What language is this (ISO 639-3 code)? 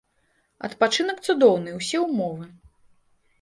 bel